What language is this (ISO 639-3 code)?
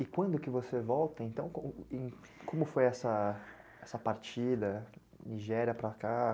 por